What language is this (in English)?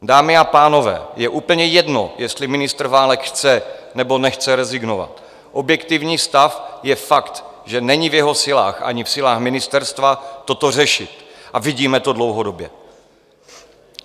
Czech